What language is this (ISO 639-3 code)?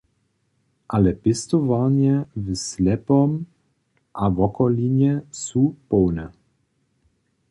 hsb